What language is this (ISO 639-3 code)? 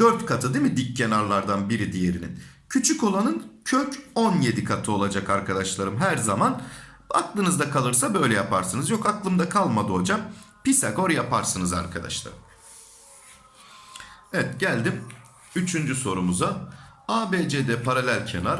tur